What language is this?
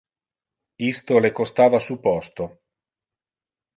Interlingua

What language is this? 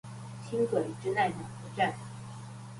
Chinese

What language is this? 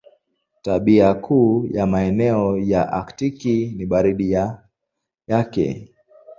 Swahili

